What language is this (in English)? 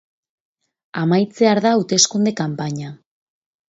Basque